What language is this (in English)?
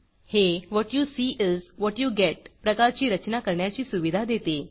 Marathi